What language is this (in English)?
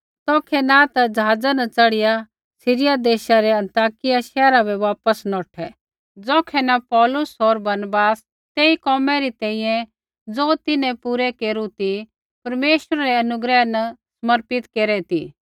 Kullu Pahari